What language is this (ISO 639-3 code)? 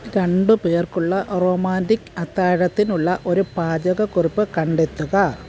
mal